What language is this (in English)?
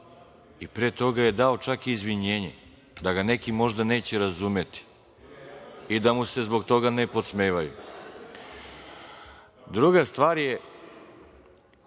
Serbian